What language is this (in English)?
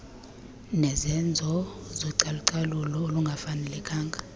Xhosa